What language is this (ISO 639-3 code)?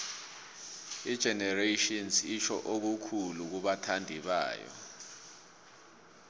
nbl